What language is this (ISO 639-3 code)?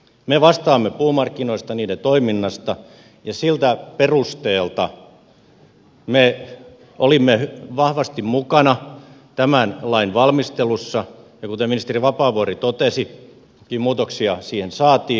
fin